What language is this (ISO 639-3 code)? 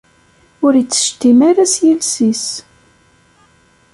kab